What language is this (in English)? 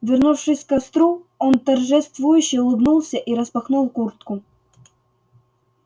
Russian